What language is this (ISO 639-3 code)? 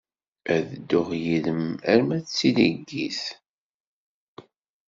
kab